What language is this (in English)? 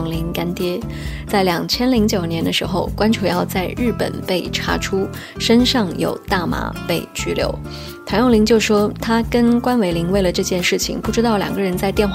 Chinese